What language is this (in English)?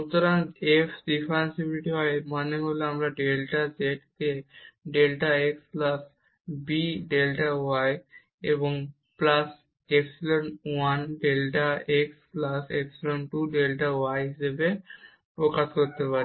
Bangla